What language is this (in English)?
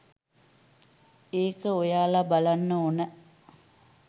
Sinhala